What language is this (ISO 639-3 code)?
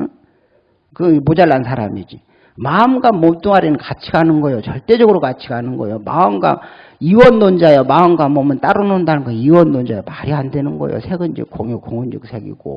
kor